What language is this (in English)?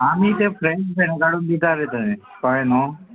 Konkani